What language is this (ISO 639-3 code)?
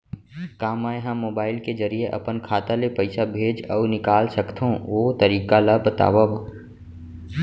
hne